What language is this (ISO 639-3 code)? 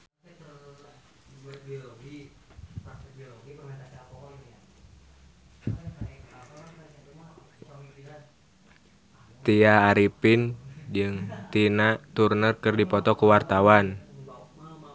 sun